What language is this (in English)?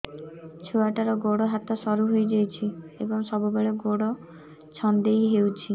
Odia